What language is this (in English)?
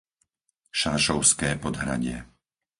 Slovak